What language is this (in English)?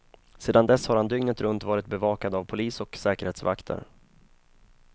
Swedish